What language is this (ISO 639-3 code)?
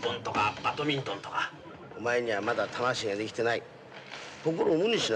jpn